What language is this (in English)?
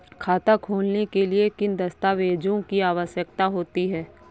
Hindi